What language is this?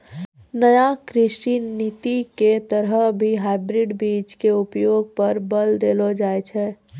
Maithili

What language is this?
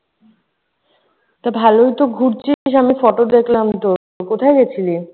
Bangla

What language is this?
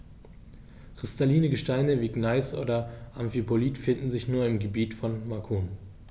German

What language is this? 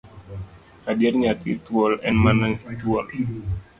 Luo (Kenya and Tanzania)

